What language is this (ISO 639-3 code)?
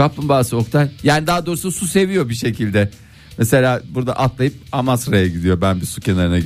tur